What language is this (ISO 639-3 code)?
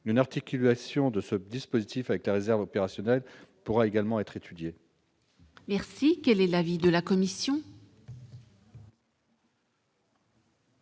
fra